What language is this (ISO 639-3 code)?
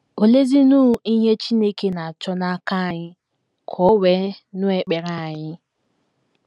ibo